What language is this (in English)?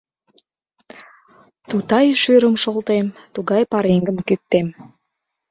Mari